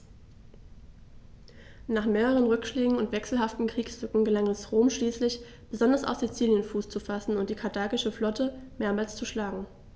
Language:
German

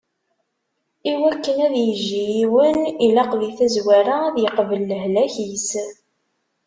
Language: Kabyle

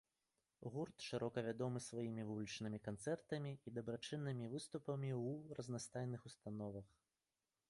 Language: Belarusian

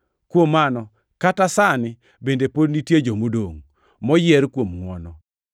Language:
Luo (Kenya and Tanzania)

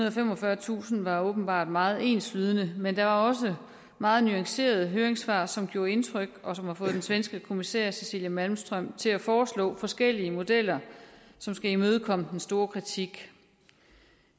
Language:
Danish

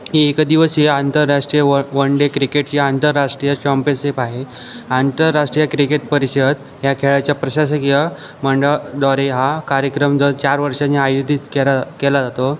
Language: Marathi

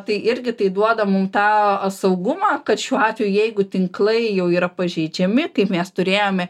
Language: Lithuanian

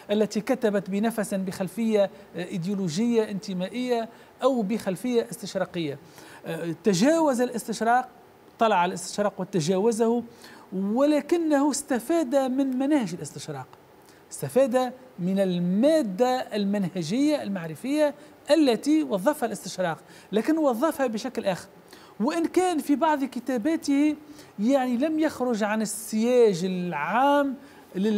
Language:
Arabic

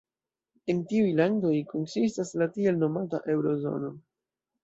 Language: Esperanto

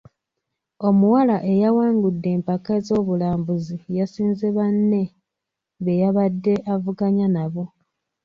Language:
Ganda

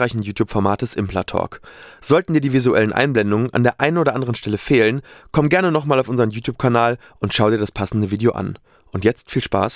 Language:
German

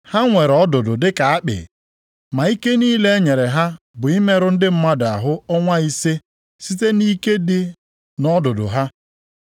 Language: Igbo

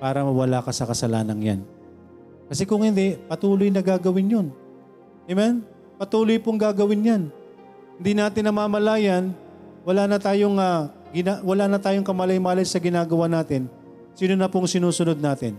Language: Filipino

